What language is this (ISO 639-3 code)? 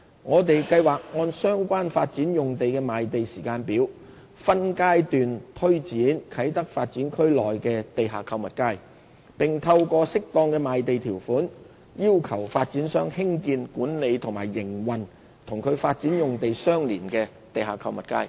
yue